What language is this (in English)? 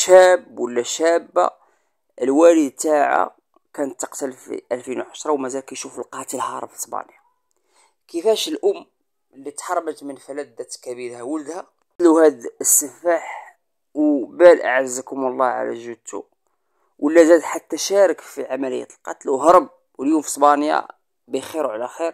Arabic